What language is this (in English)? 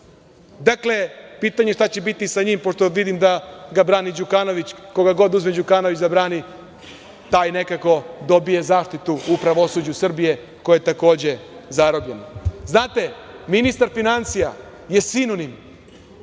Serbian